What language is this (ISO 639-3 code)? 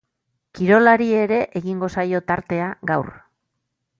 eus